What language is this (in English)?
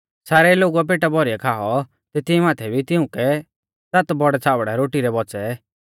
Mahasu Pahari